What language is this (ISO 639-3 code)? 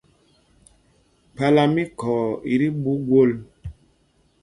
mgg